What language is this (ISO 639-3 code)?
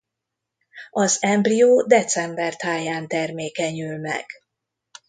hun